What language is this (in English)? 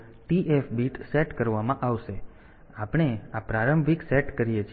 Gujarati